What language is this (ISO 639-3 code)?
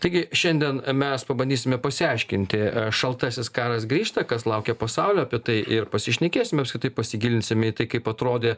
lit